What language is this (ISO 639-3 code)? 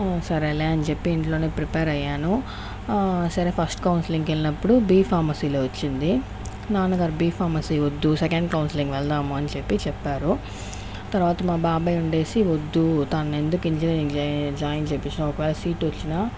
tel